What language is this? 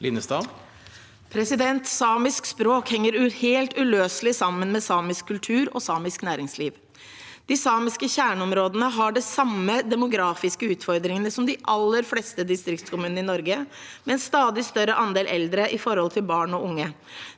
Norwegian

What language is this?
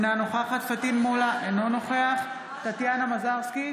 Hebrew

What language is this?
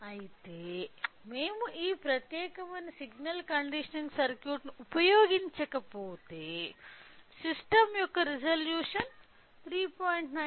Telugu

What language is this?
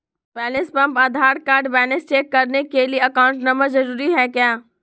Magahi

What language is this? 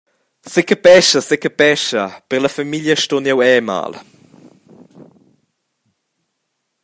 Romansh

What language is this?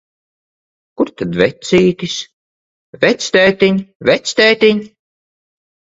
Latvian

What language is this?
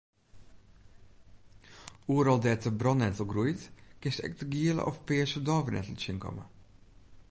Western Frisian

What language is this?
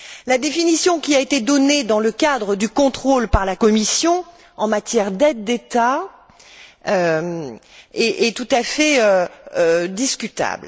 French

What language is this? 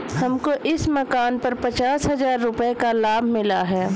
Hindi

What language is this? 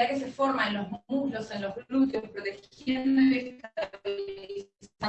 Spanish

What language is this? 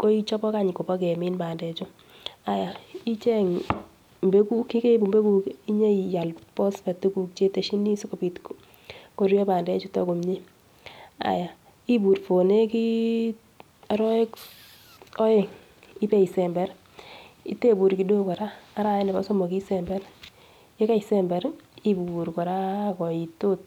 Kalenjin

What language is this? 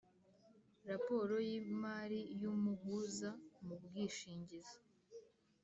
Kinyarwanda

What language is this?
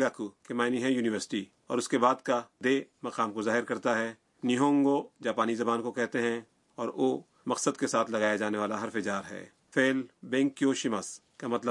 Urdu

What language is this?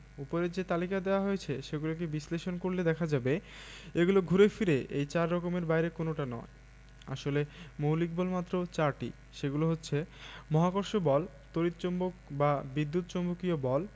Bangla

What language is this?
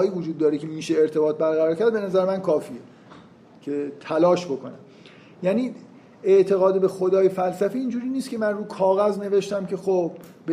Persian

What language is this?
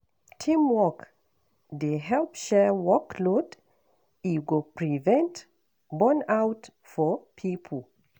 Nigerian Pidgin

